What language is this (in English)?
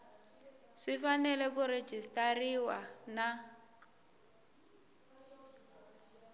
Tsonga